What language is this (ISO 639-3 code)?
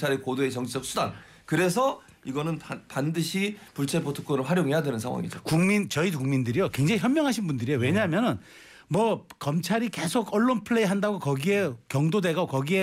kor